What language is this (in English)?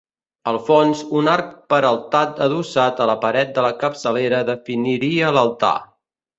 Catalan